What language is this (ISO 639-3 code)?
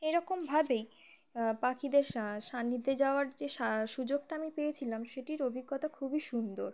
ben